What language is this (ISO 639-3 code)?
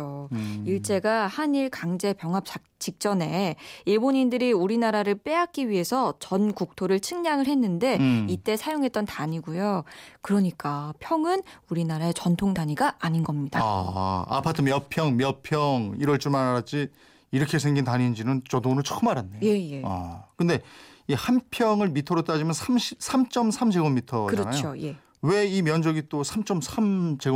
kor